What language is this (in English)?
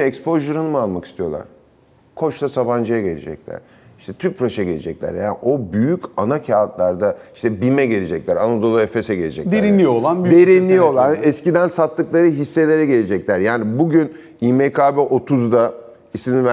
Turkish